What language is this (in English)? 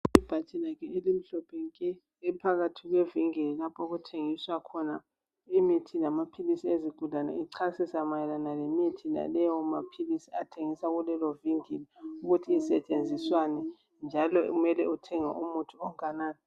North Ndebele